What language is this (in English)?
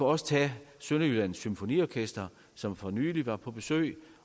Danish